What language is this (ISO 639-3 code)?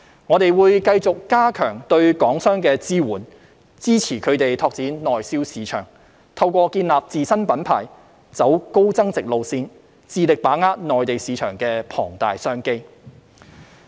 yue